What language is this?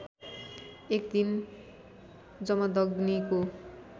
Nepali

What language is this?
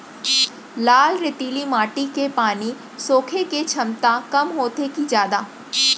Chhattisgarhi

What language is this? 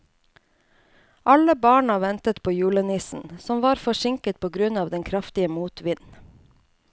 Norwegian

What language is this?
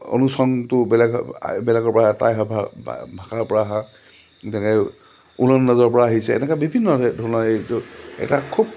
Assamese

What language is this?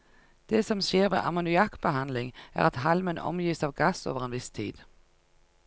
Norwegian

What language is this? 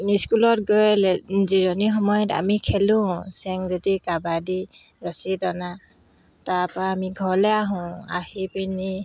Assamese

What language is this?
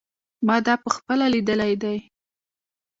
Pashto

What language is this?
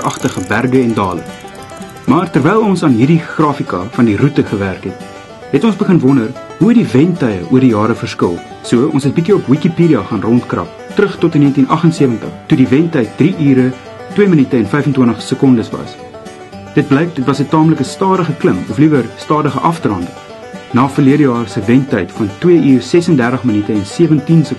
Dutch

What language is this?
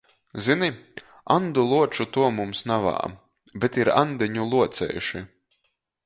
Latgalian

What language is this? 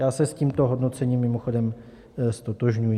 Czech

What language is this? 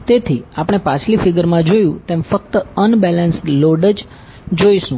Gujarati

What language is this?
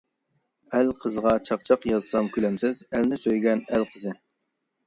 Uyghur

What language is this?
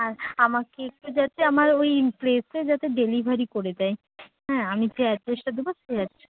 Bangla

